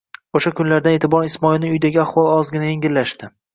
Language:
Uzbek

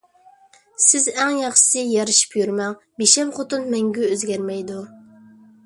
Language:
Uyghur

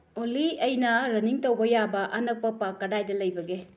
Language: Manipuri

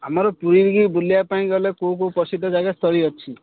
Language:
Odia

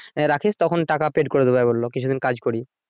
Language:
Bangla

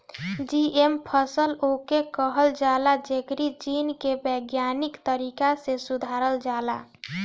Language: Bhojpuri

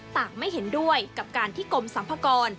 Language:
Thai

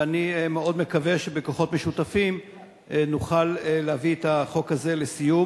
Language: Hebrew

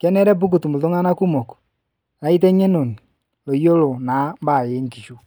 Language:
Masai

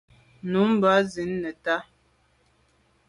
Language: Medumba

